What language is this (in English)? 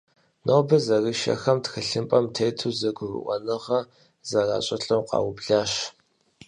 Kabardian